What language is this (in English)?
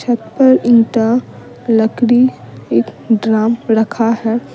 Hindi